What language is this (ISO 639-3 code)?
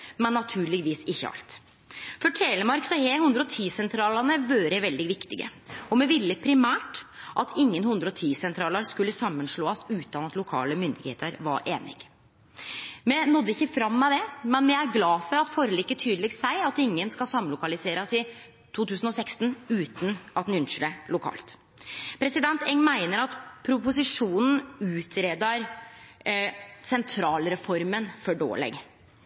nno